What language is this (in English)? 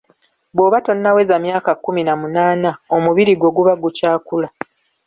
Ganda